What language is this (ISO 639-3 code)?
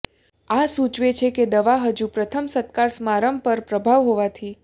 guj